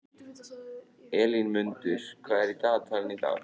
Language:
Icelandic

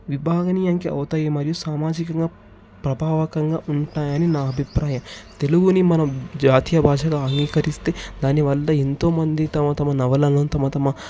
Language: Telugu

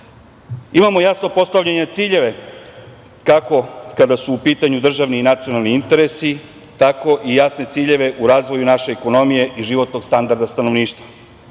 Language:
Serbian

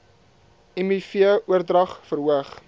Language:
Afrikaans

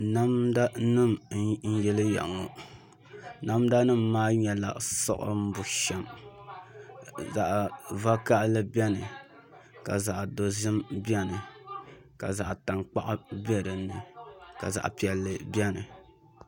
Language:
Dagbani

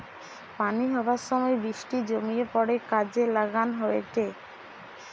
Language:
Bangla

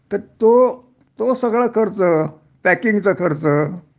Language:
Marathi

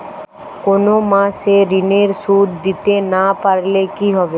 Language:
Bangla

